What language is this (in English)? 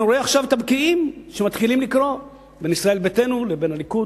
Hebrew